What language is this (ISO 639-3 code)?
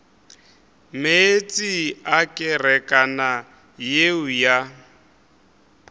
nso